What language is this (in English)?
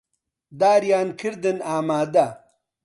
Central Kurdish